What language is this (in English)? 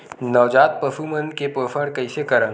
Chhattisgarhi